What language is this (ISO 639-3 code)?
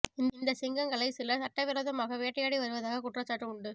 tam